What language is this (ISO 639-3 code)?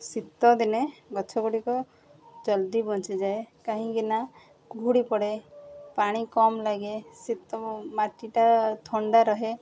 ori